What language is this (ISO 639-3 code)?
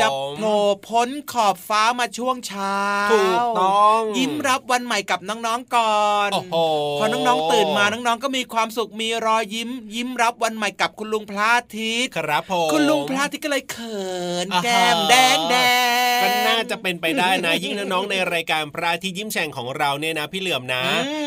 tha